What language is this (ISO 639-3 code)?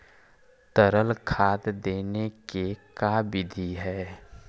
mag